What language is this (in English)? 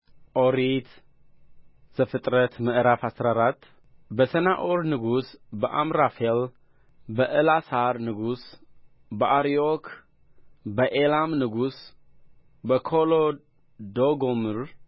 Amharic